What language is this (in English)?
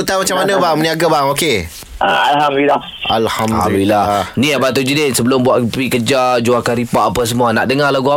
Malay